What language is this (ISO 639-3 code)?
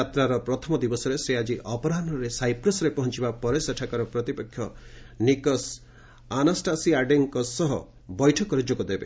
ori